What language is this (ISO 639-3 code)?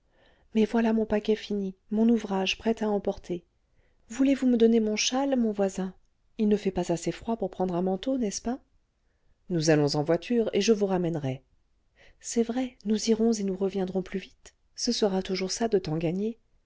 fra